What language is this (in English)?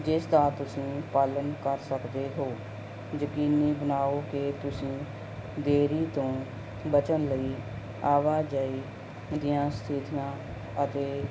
Punjabi